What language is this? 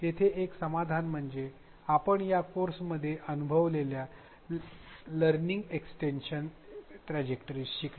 Marathi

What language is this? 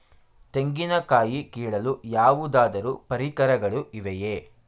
Kannada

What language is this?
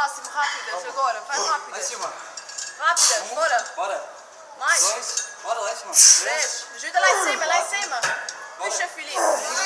Portuguese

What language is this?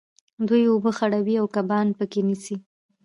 Pashto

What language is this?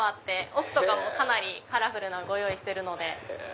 Japanese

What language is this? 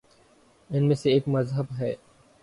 Urdu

